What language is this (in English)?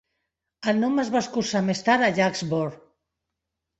Catalan